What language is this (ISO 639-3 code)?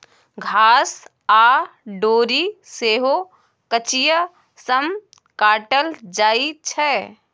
mai